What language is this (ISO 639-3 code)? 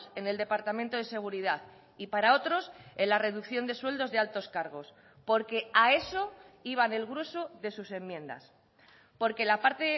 spa